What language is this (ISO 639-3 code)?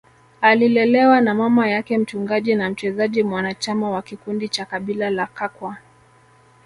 swa